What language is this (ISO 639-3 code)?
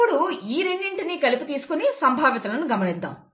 tel